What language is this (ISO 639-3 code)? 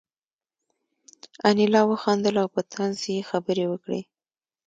pus